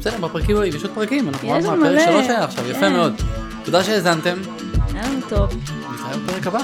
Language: Hebrew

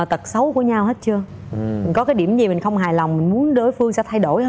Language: Vietnamese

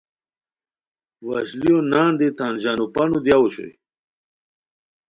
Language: Khowar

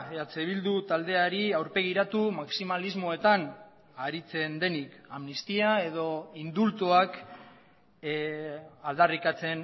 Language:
Basque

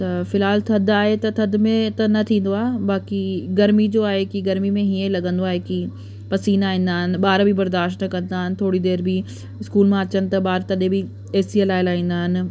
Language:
Sindhi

